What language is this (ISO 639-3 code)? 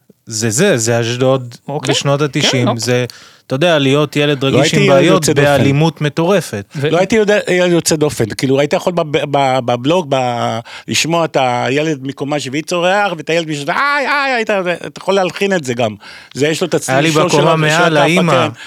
heb